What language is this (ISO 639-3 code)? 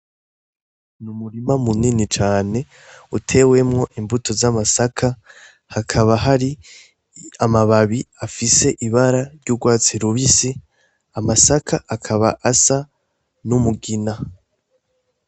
run